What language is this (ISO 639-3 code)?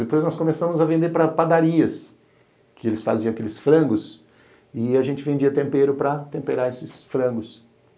por